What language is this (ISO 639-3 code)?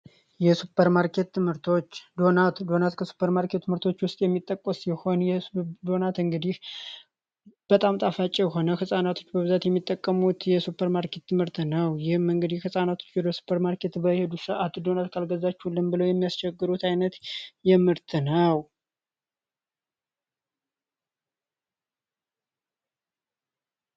amh